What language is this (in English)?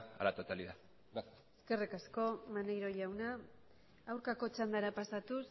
Basque